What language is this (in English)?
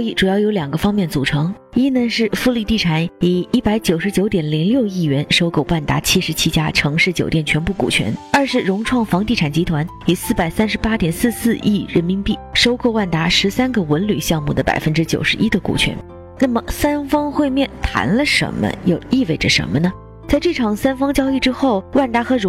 Chinese